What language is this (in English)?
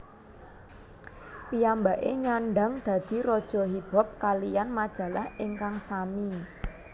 Javanese